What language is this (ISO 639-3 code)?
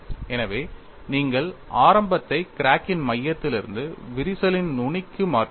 tam